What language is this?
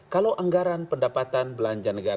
Indonesian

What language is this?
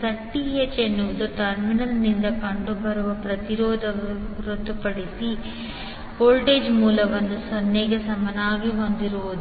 Kannada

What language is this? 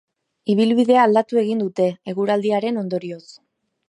Basque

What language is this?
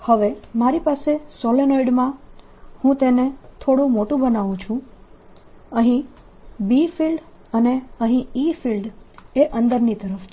Gujarati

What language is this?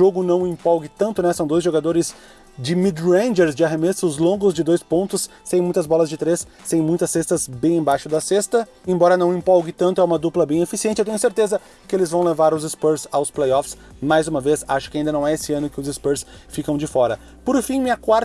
Portuguese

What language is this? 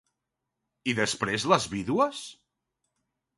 Catalan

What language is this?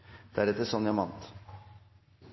Norwegian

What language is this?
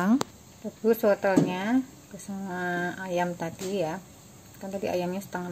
Indonesian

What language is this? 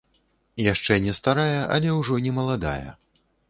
Belarusian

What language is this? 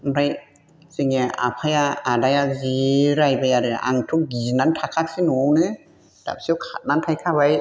Bodo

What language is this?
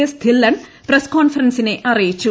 Malayalam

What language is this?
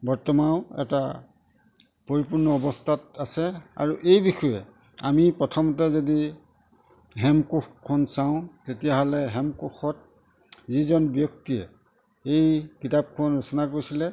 Assamese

